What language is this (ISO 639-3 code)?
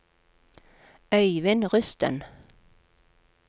nor